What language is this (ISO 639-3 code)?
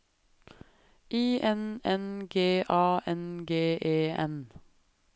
nor